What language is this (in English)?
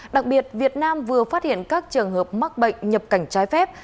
Vietnamese